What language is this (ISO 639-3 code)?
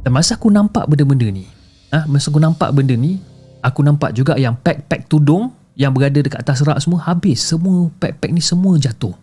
msa